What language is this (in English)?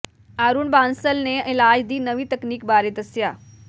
Punjabi